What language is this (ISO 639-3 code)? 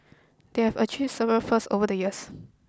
eng